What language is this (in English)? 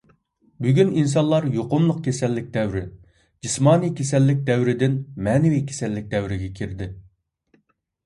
Uyghur